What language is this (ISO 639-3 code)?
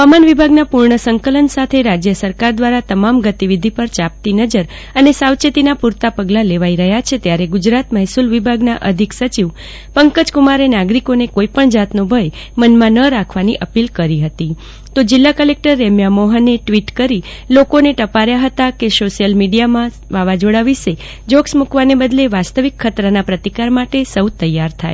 guj